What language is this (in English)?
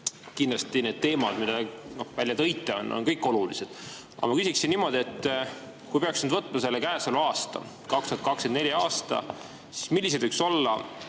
Estonian